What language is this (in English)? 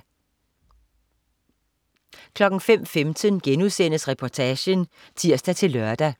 Danish